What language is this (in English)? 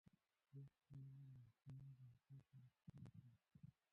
Pashto